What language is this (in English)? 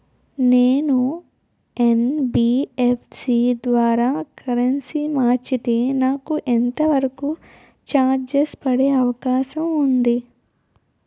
Telugu